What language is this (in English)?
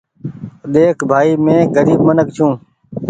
Goaria